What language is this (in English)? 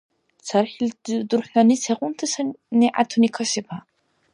Dargwa